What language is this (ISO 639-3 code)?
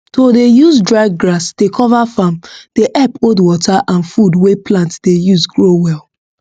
pcm